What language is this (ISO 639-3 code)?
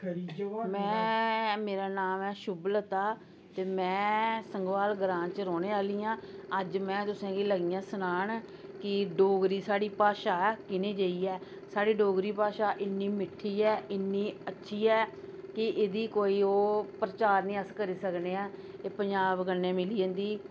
doi